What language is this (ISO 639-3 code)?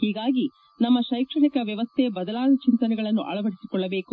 kan